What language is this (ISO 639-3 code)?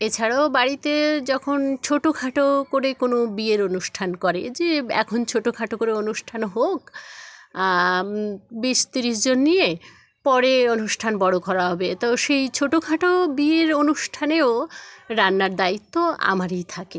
ben